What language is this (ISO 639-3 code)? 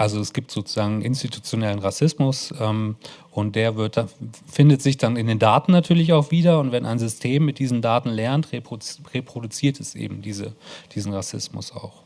deu